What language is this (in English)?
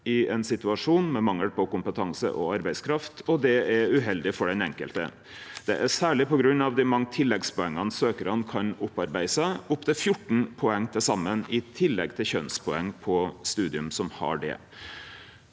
Norwegian